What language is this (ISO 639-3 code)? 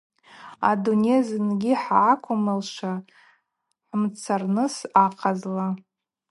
abq